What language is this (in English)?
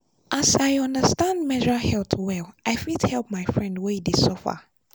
Nigerian Pidgin